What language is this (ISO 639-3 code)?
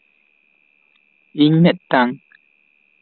sat